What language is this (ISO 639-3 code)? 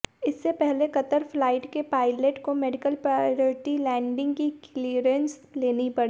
hin